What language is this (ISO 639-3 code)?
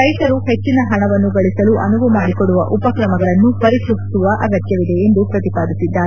kan